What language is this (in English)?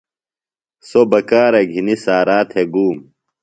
Phalura